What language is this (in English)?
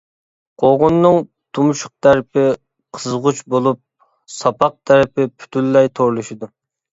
Uyghur